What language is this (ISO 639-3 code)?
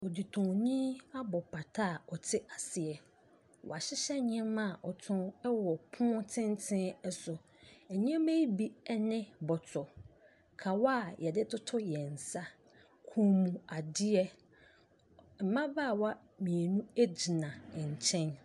aka